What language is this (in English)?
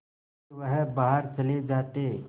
Hindi